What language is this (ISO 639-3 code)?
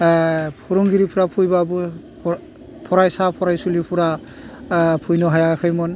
brx